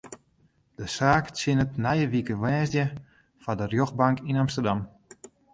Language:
Western Frisian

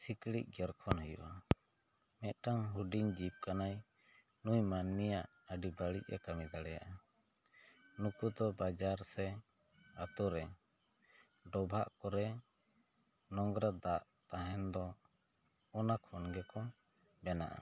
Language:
Santali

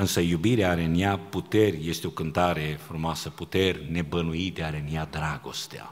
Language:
Romanian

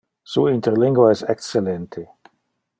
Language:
Interlingua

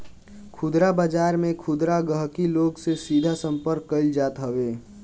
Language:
Bhojpuri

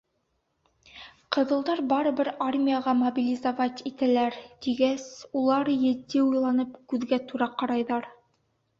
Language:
Bashkir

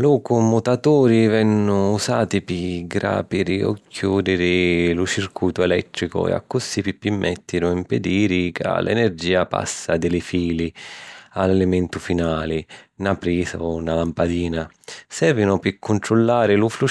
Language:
Sicilian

